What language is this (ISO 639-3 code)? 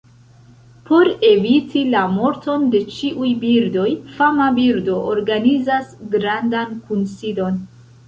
epo